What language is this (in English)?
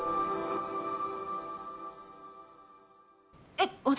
Japanese